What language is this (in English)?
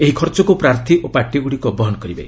Odia